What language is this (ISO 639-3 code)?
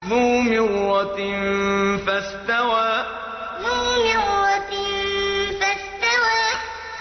ara